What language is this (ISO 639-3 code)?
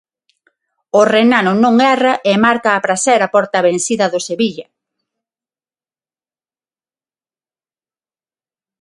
glg